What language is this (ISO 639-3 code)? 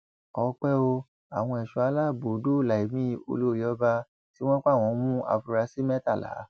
yor